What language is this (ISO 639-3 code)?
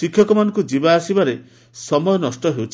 ori